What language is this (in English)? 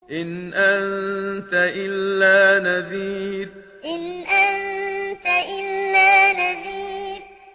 Arabic